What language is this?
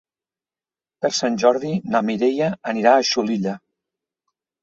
Catalan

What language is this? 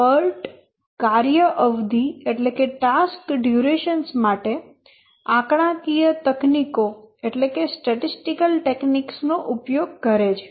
Gujarati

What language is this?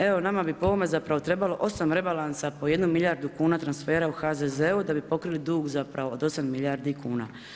Croatian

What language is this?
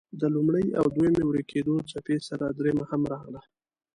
Pashto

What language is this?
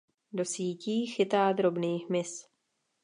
Czech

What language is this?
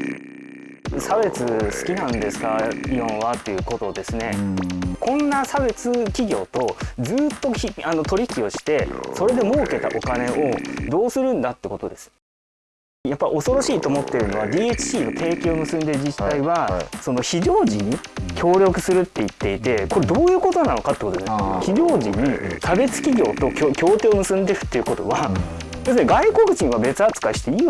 Japanese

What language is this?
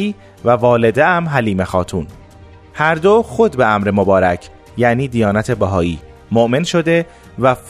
Persian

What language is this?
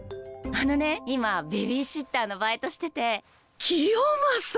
Japanese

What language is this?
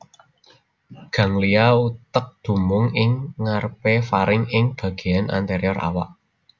Javanese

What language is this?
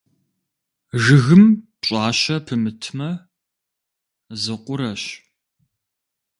Kabardian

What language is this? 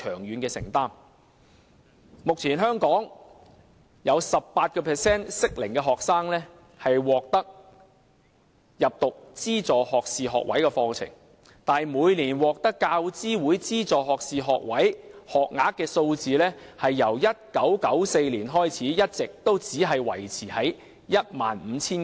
Cantonese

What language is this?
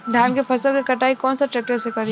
Bhojpuri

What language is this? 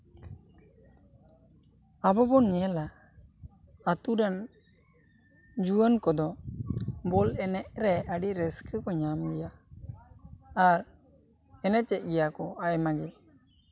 Santali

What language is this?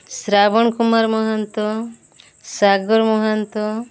Odia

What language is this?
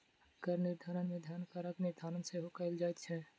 Maithili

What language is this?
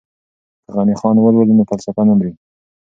Pashto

